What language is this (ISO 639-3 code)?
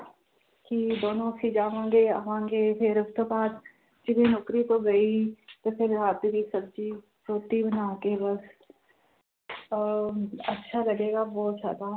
pan